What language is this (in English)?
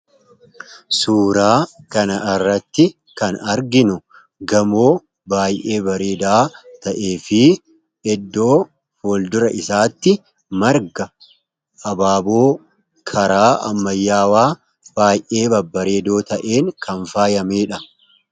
Oromo